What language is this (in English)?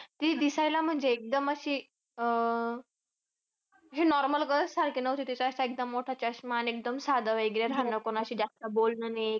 Marathi